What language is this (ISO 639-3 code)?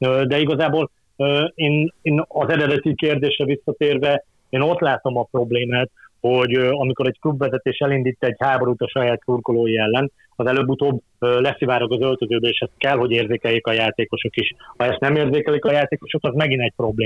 hun